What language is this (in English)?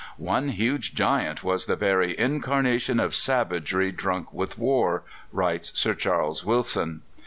English